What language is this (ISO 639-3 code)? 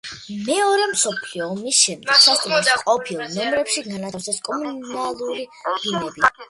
kat